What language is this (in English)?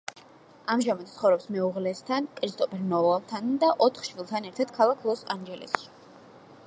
Georgian